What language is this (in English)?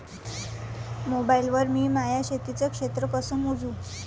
Marathi